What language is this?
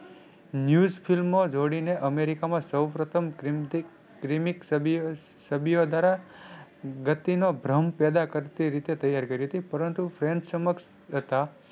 Gujarati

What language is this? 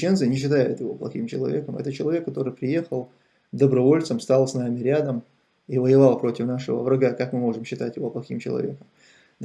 Russian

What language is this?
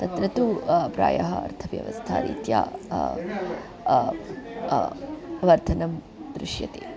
Sanskrit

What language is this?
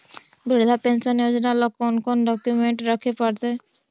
Magahi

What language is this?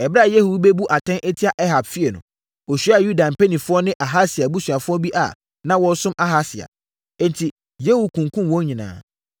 Akan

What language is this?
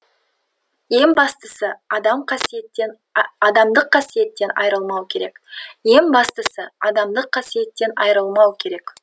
Kazakh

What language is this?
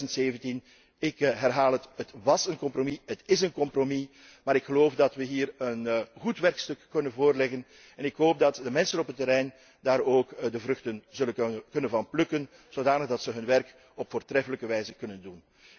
Dutch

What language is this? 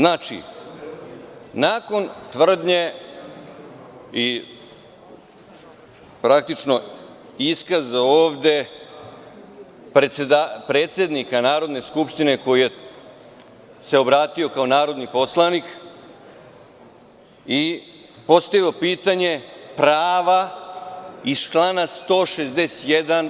Serbian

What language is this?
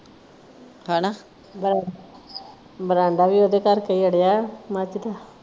Punjabi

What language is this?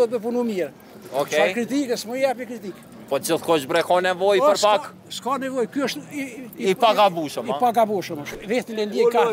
Romanian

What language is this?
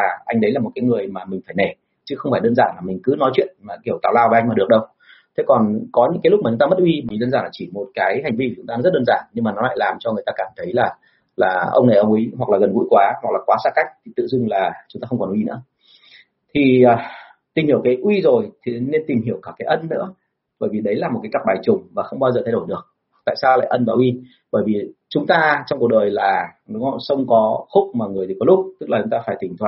Vietnamese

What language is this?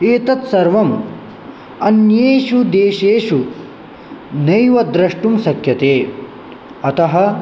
Sanskrit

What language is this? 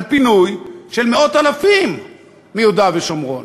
Hebrew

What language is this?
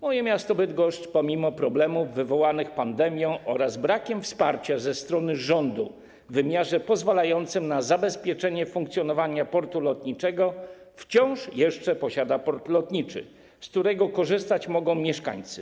Polish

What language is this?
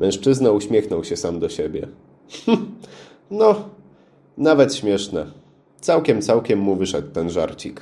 Polish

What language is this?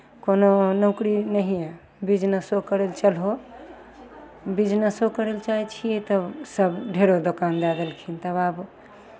Maithili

